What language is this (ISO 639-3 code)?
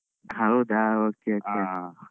kan